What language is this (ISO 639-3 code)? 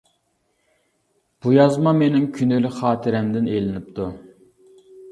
uig